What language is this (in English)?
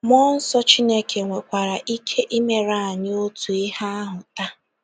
Igbo